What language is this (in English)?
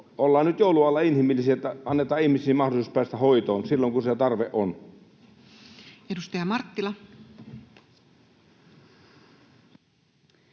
Finnish